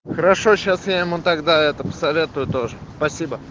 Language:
Russian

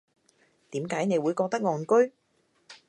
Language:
Cantonese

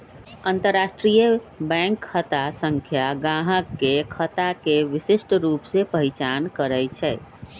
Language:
Magahi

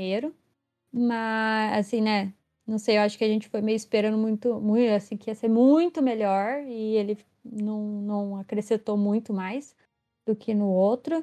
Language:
Portuguese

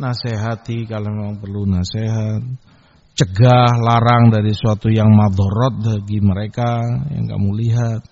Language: Indonesian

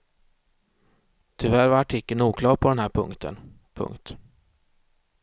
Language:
Swedish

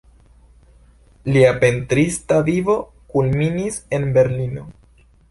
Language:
Esperanto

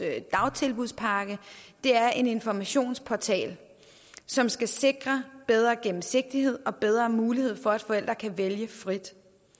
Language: Danish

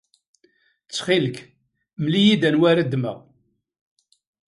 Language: Kabyle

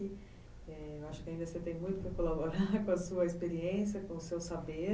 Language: Portuguese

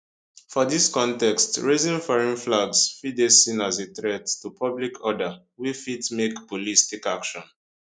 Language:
Nigerian Pidgin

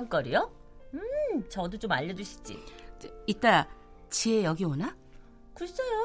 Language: Korean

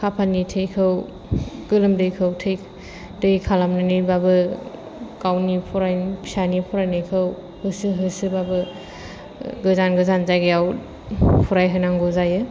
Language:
Bodo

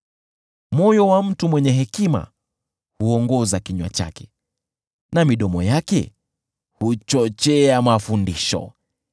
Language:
Swahili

